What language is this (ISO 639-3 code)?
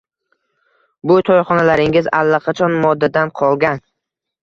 uzb